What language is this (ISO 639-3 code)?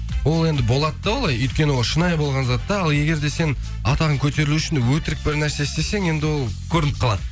kaz